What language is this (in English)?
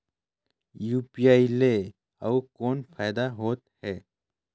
Chhattisgarhi